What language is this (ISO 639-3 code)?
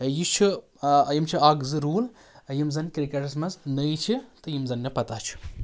kas